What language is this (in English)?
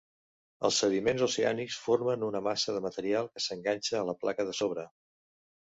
Catalan